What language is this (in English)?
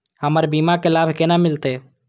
Maithili